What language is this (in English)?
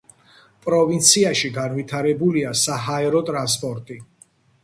Georgian